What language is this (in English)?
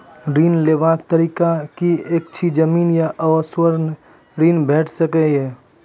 Maithili